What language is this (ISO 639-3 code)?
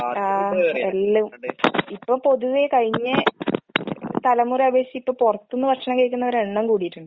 mal